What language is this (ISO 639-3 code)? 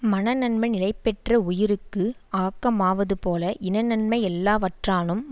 tam